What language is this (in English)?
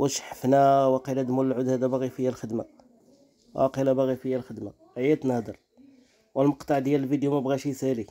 Arabic